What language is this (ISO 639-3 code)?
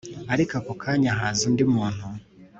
kin